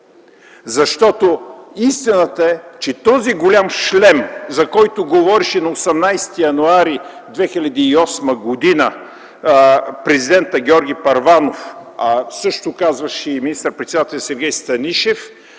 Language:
Bulgarian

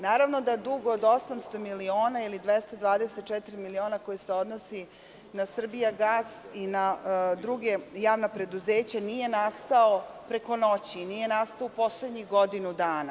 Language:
Serbian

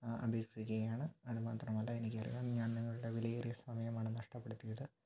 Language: Malayalam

